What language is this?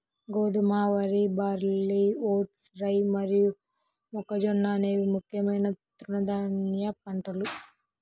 Telugu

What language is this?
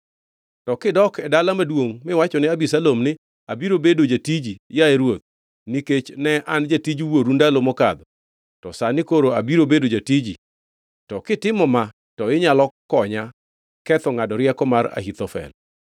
Luo (Kenya and Tanzania)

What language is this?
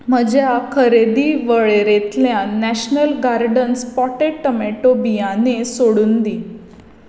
Konkani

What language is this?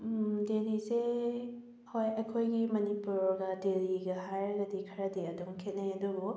Manipuri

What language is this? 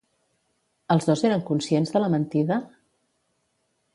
Catalan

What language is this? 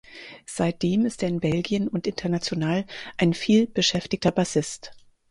German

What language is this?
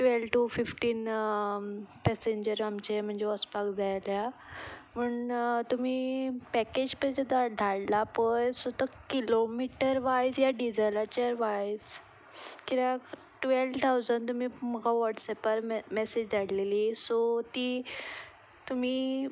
Konkani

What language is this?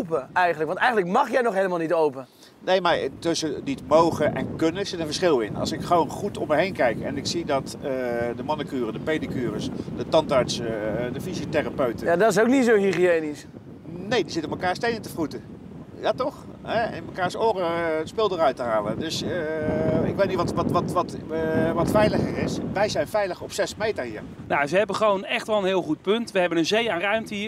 Dutch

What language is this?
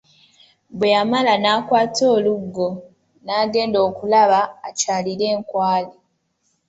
Ganda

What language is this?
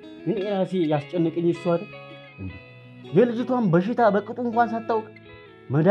Arabic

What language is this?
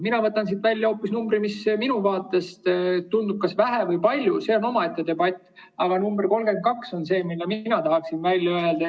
Estonian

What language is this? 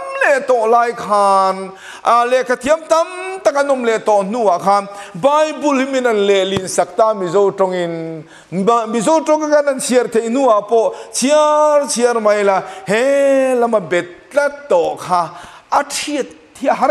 Thai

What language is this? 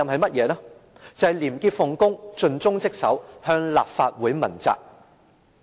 Cantonese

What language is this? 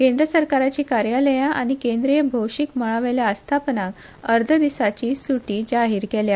Konkani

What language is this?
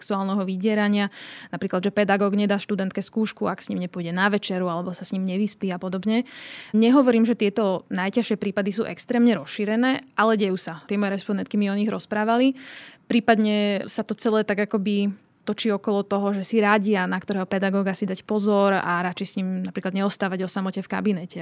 Slovak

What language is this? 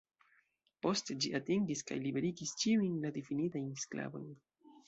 Esperanto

